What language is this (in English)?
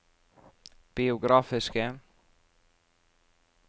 Norwegian